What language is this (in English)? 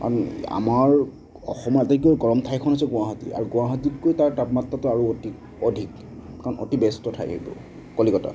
Assamese